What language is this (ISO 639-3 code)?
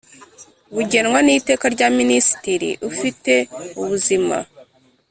kin